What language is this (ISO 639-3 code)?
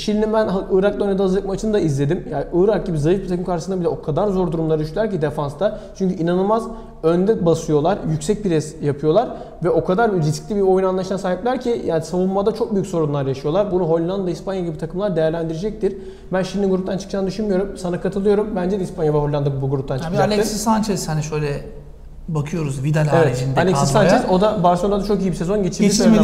tur